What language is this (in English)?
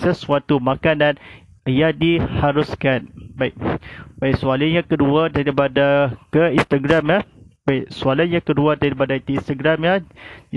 Malay